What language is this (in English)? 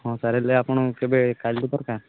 Odia